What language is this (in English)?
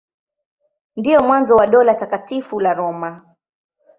Swahili